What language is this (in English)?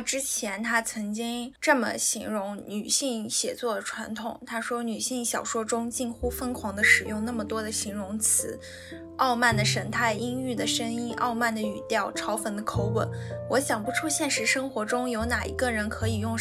Chinese